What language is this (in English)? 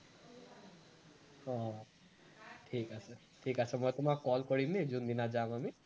Assamese